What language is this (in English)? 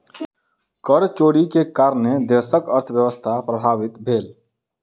Maithili